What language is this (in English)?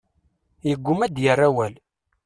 Kabyle